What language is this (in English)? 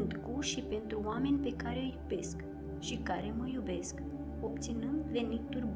Romanian